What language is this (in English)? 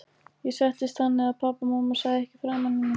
Icelandic